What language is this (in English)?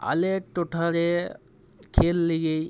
Santali